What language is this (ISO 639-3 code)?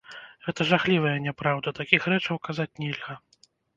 bel